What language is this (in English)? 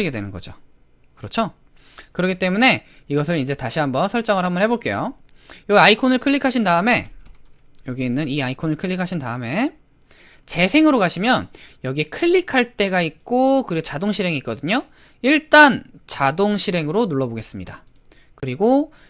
Korean